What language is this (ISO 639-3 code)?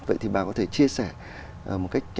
vie